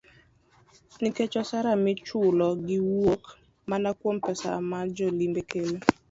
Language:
Luo (Kenya and Tanzania)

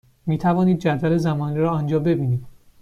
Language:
Persian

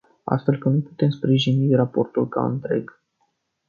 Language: Romanian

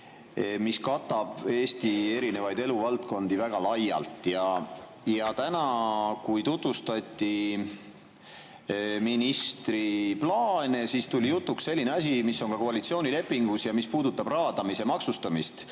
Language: Estonian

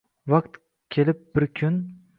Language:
Uzbek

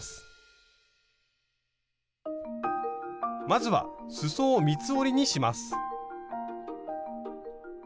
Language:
Japanese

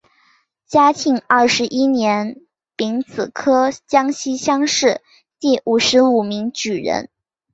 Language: Chinese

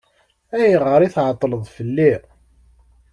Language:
Kabyle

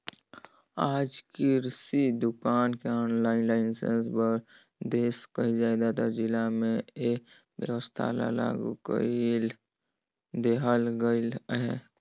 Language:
Chhattisgarhi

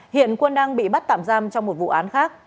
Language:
Vietnamese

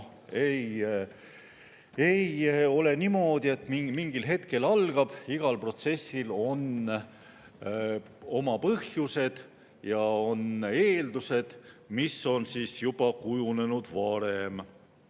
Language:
Estonian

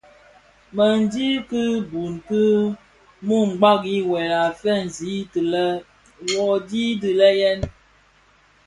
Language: Bafia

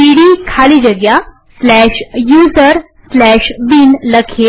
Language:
Gujarati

